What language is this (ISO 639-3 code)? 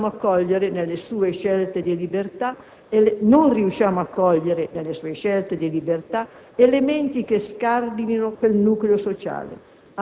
ita